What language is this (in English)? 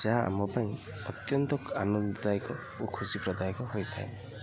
Odia